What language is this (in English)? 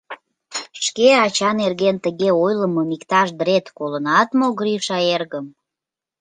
Mari